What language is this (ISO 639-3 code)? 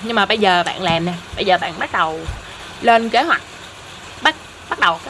vie